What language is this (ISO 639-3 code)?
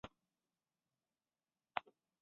zho